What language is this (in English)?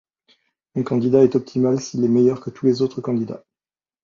French